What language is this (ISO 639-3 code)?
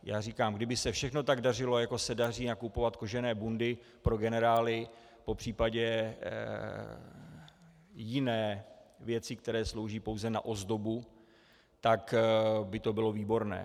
ces